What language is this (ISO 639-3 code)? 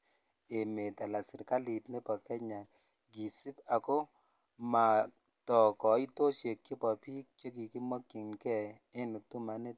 kln